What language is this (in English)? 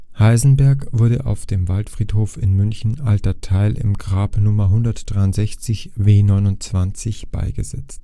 German